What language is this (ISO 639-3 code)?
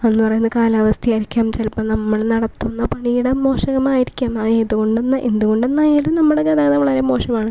mal